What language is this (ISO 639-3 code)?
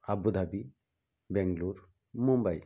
ori